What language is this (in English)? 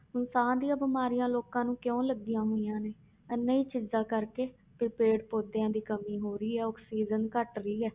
Punjabi